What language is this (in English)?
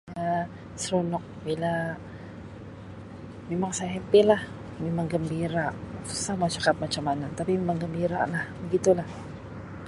Sabah Malay